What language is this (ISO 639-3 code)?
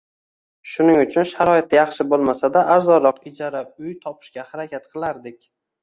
uzb